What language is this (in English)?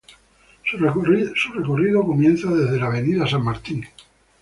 Spanish